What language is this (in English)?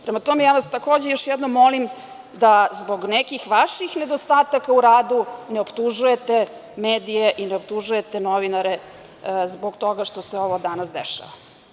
Serbian